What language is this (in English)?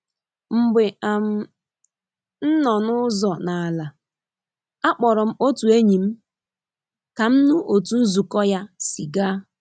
Igbo